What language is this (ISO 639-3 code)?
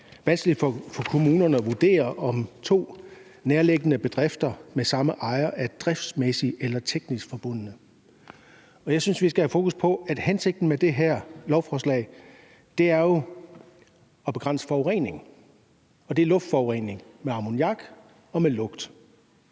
dan